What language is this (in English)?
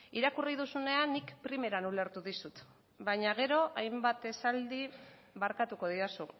Basque